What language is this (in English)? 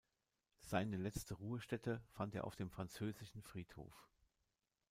German